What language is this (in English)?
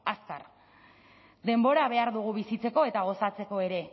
Basque